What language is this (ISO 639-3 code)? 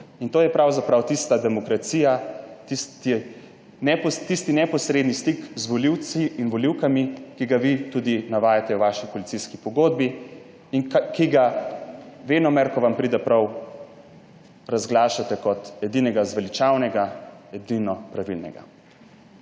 slv